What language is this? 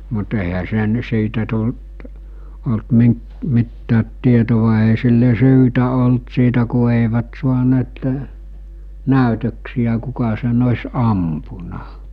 Finnish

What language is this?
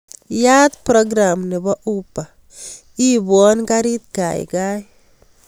Kalenjin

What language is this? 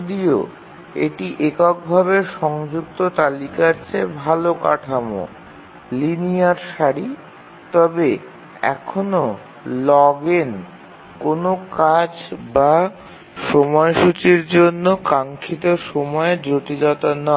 Bangla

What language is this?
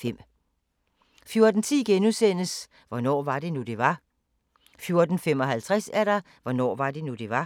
Danish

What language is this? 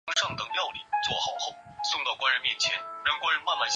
Chinese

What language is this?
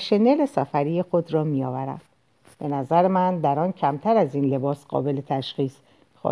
Persian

